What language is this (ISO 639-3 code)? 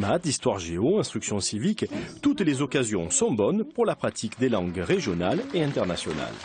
fra